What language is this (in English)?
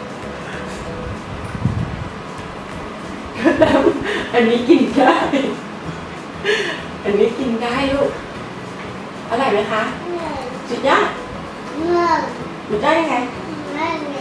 Thai